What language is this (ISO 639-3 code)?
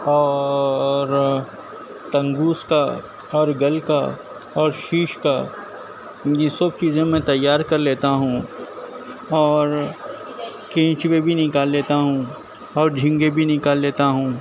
urd